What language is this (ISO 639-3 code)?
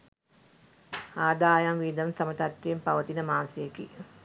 sin